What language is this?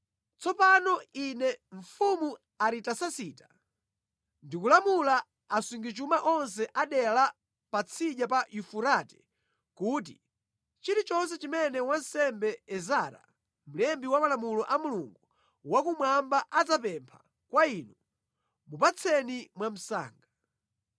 Nyanja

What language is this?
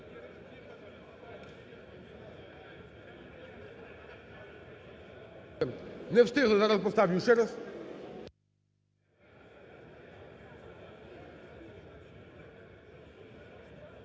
Ukrainian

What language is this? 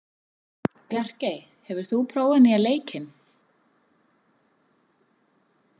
Icelandic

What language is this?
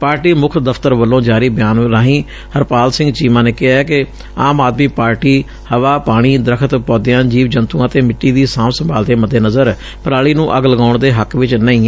Punjabi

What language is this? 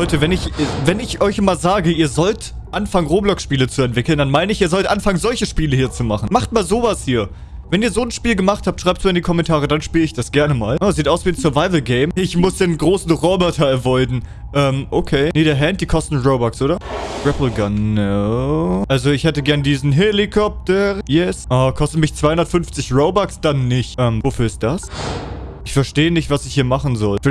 German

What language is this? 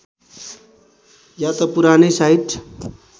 Nepali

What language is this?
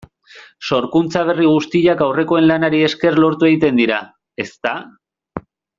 Basque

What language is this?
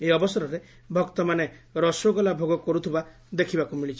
Odia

